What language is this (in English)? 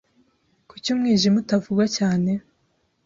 Kinyarwanda